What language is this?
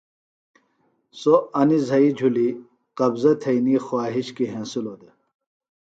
Phalura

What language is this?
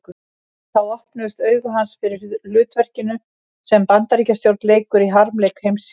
Icelandic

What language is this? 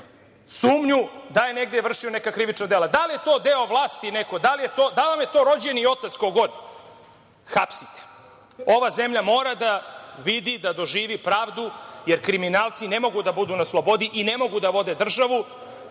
Serbian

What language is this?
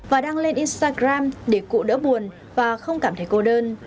Vietnamese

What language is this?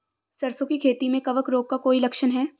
Hindi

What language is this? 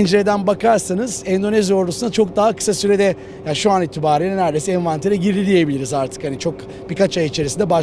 Turkish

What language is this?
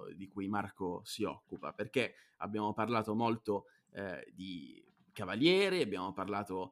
Italian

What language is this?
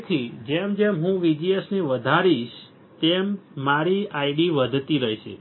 Gujarati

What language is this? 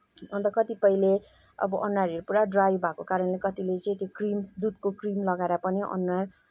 Nepali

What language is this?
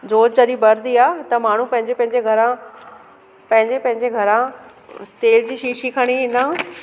Sindhi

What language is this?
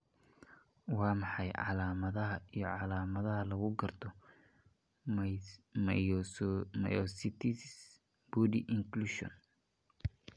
Somali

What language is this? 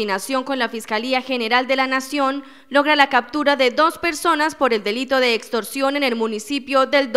Spanish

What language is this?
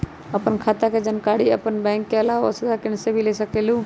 Magahi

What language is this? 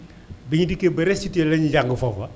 Wolof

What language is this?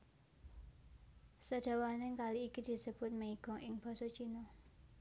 Javanese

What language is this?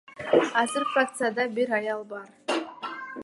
Kyrgyz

